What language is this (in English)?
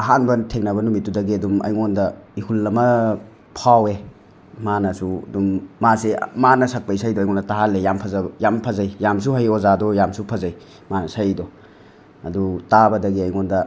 Manipuri